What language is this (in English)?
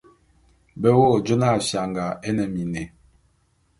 Bulu